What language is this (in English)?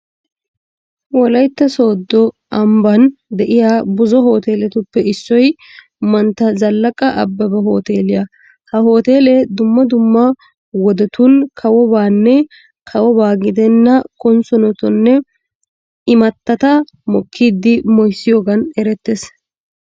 Wolaytta